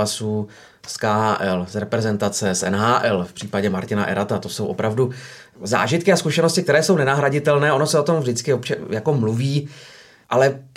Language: Czech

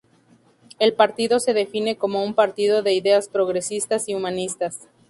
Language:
Spanish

